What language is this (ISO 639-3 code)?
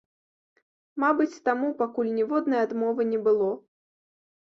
bel